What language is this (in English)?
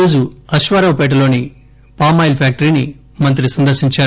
Telugu